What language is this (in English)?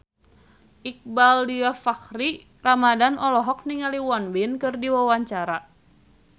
Sundanese